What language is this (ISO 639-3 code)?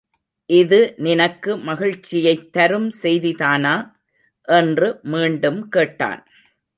tam